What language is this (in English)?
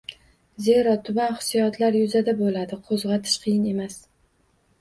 Uzbek